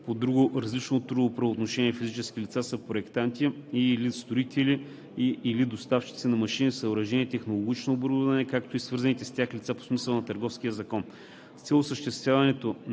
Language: Bulgarian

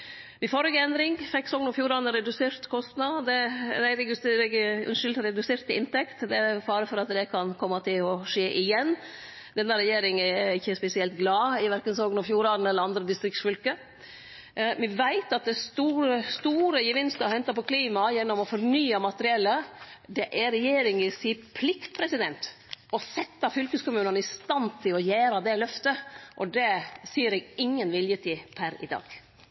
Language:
Norwegian Nynorsk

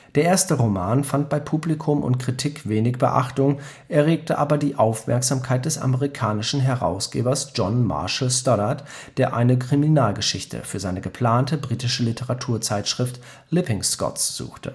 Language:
German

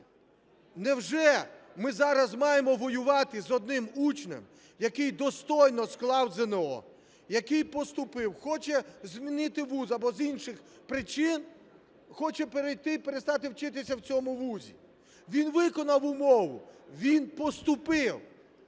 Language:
Ukrainian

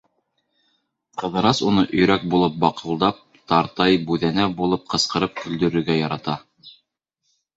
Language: Bashkir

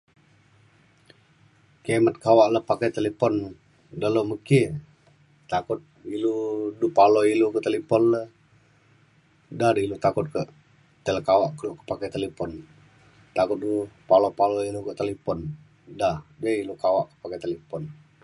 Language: Mainstream Kenyah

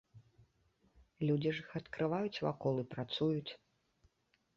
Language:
Belarusian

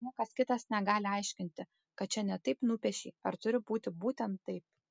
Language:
Lithuanian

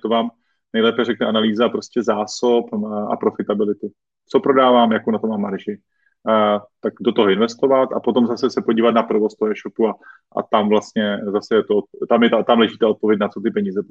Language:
Czech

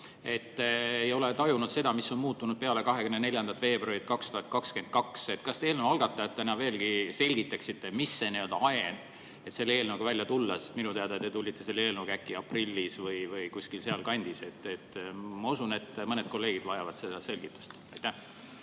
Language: Estonian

